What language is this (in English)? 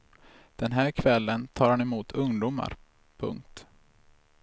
Swedish